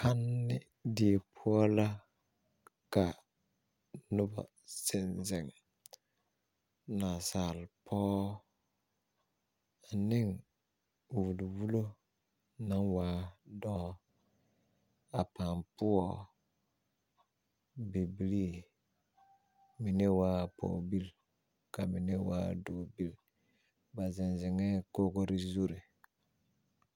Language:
Southern Dagaare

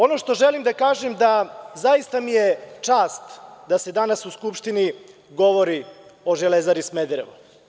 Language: Serbian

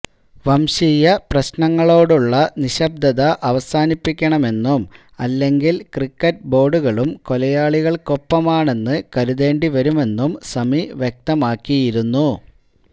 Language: Malayalam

